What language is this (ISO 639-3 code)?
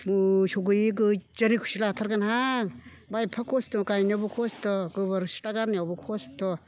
brx